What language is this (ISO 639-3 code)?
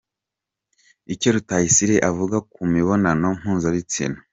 kin